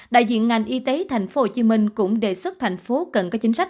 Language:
Vietnamese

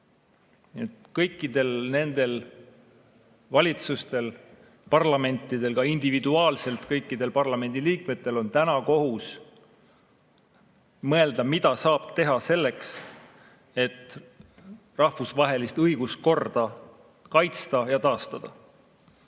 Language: Estonian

